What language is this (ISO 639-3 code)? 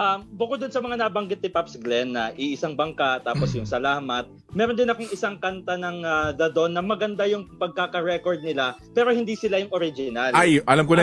fil